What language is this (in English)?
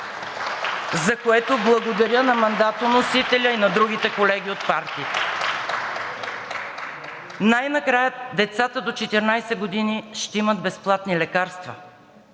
Bulgarian